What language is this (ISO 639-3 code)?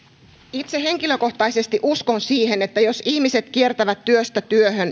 fin